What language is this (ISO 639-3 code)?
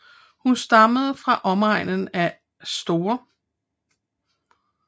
dan